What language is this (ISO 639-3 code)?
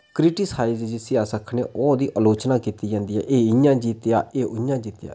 doi